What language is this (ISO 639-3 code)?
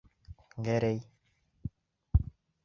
bak